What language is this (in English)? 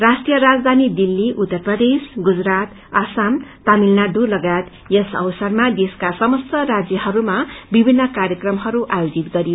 Nepali